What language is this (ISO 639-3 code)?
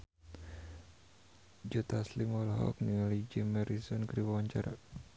sun